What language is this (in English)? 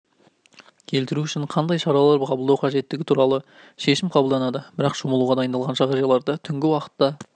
Kazakh